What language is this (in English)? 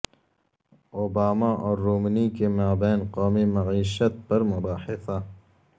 Urdu